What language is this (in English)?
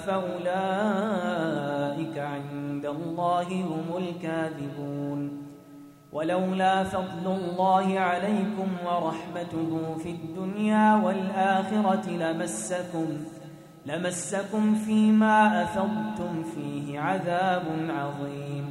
Arabic